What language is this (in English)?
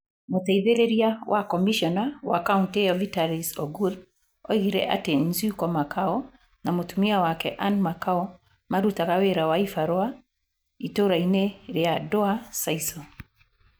Kikuyu